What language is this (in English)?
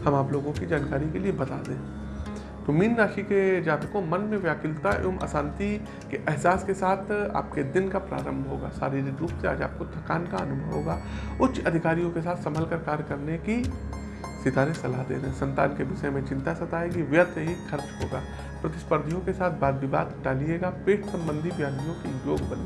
Hindi